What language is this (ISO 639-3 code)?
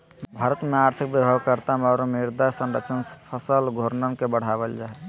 mag